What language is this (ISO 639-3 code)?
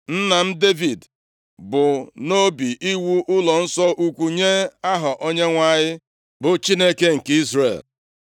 ibo